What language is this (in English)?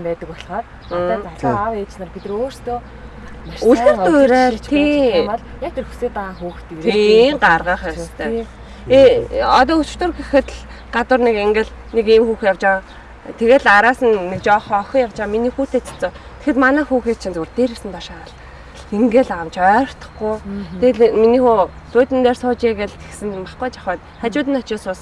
Korean